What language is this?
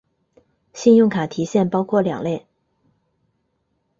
Chinese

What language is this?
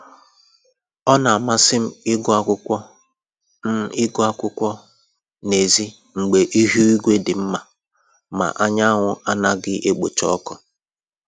Igbo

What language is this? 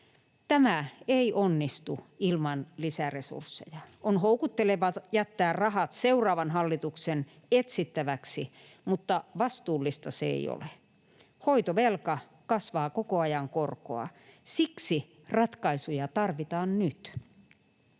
Finnish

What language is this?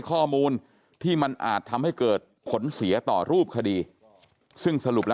Thai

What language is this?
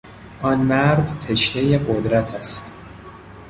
Persian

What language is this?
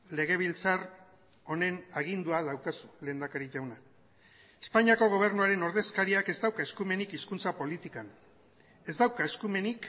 Basque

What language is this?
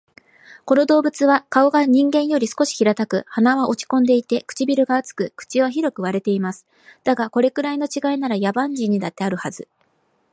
Japanese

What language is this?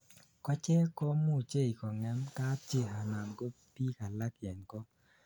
Kalenjin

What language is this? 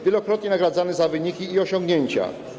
Polish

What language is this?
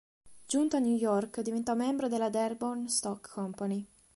Italian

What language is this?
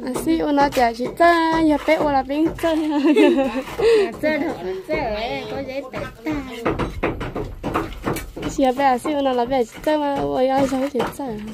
Thai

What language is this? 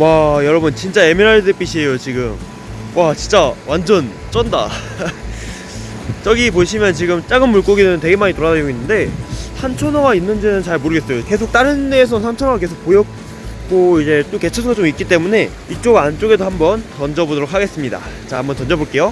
Korean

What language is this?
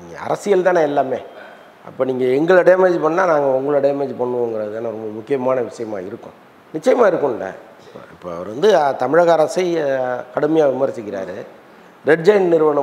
Korean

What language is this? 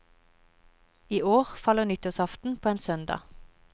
Norwegian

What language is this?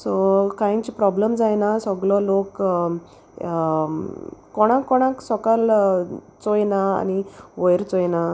Konkani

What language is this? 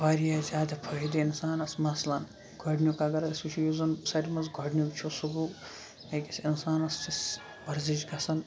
Kashmiri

